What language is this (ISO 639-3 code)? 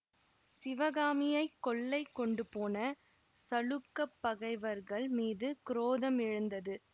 tam